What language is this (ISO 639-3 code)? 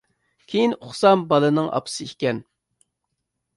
uig